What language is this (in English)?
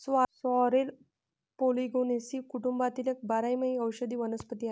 Marathi